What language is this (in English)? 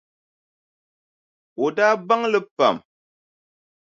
Dagbani